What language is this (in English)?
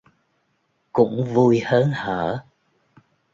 Vietnamese